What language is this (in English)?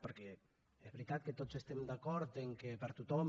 Catalan